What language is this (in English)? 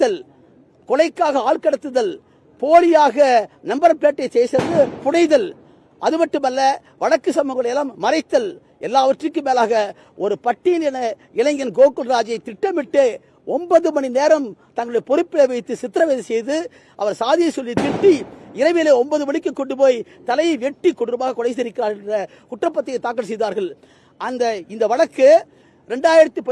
Turkish